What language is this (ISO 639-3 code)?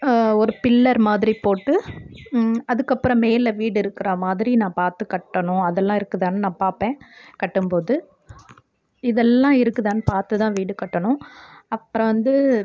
tam